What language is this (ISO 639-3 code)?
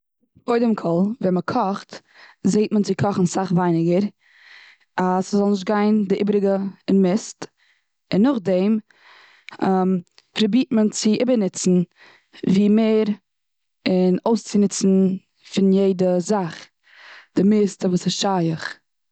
yid